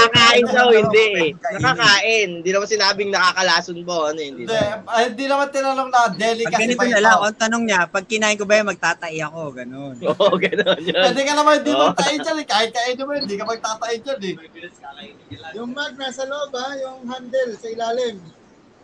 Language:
Filipino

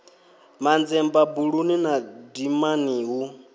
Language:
Venda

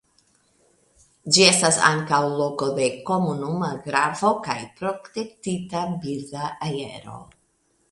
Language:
Esperanto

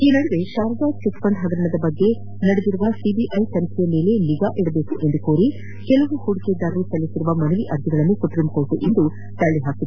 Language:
Kannada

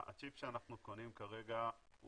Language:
Hebrew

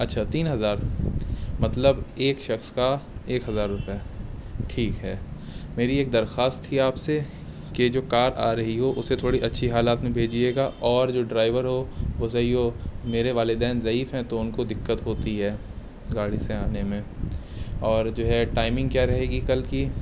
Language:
Urdu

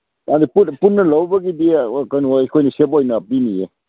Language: Manipuri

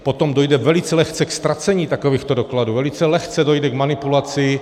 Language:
Czech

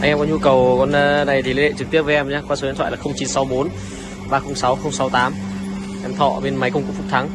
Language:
Vietnamese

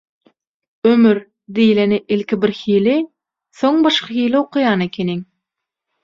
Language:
Turkmen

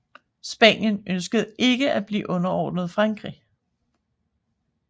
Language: Danish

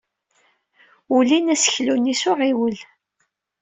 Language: Kabyle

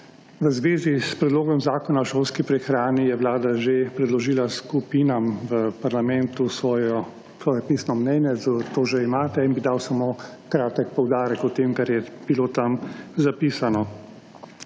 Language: Slovenian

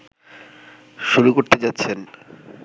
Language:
Bangla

